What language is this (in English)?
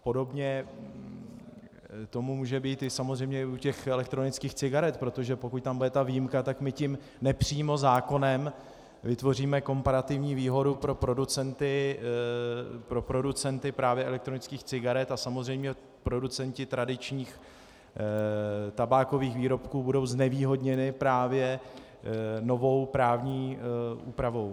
Czech